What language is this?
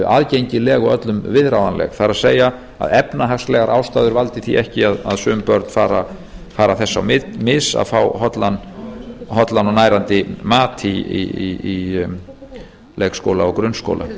Icelandic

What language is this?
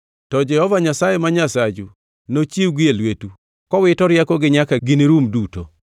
Luo (Kenya and Tanzania)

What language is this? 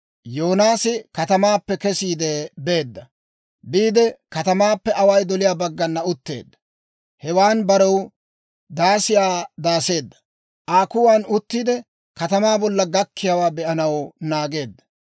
Dawro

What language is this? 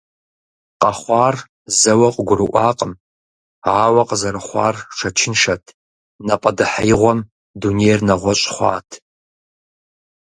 Kabardian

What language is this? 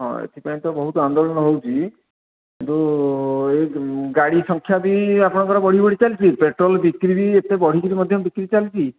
Odia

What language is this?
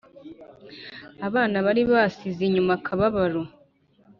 Kinyarwanda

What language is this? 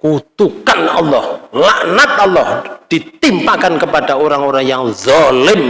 Indonesian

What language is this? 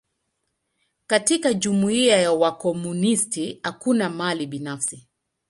Swahili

